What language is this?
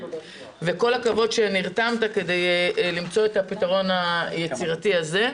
Hebrew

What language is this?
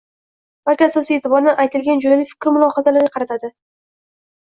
Uzbek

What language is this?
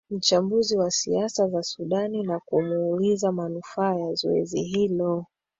Swahili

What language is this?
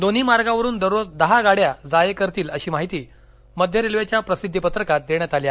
Marathi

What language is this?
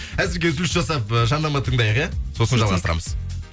Kazakh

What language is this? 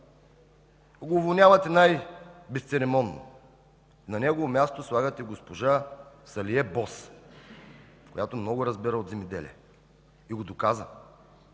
Bulgarian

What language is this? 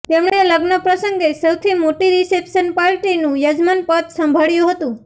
Gujarati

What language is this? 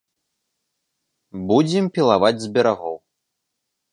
Belarusian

